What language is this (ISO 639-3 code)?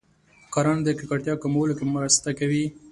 pus